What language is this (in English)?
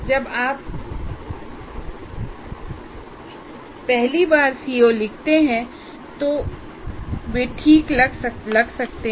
Hindi